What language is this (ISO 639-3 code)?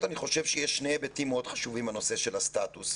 heb